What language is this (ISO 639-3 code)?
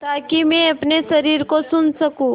hin